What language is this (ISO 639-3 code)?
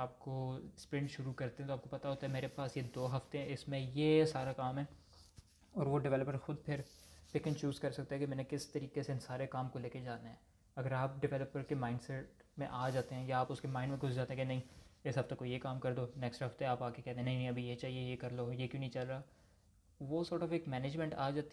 urd